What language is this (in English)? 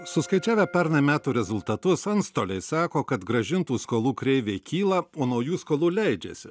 Lithuanian